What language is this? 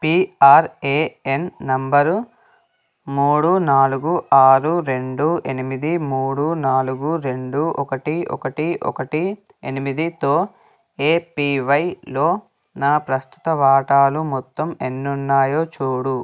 Telugu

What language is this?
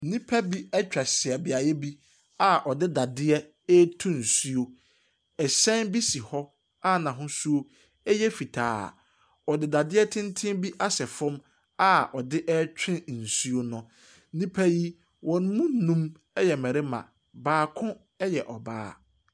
Akan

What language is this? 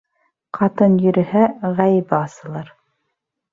Bashkir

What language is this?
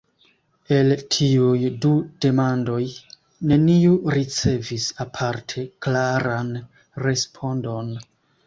Esperanto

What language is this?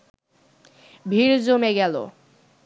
Bangla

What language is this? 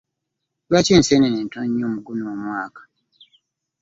Ganda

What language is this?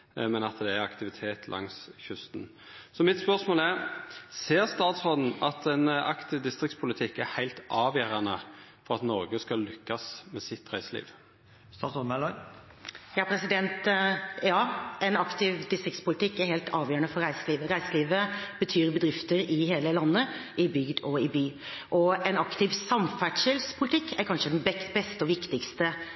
Norwegian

